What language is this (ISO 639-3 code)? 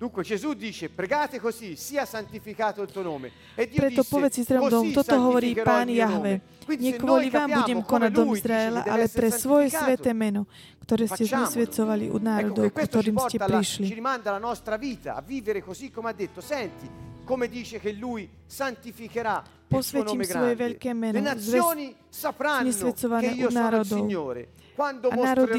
slk